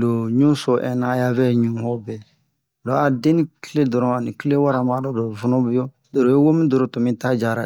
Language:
Bomu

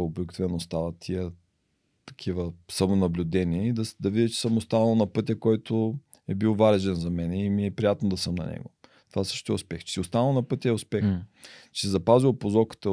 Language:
Bulgarian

